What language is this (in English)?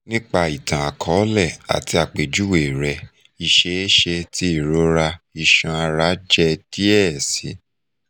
Yoruba